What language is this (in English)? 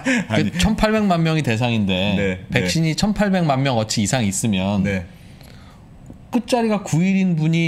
Korean